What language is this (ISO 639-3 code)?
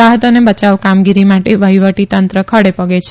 guj